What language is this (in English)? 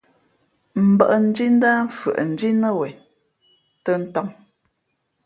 Fe'fe'